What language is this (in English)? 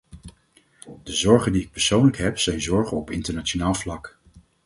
Dutch